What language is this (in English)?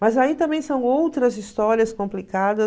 Portuguese